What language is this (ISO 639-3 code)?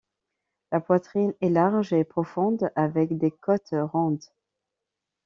fra